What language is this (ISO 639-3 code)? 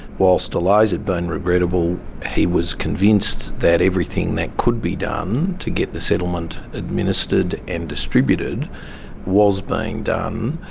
eng